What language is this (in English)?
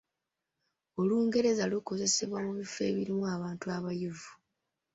Ganda